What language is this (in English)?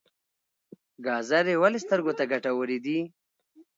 Pashto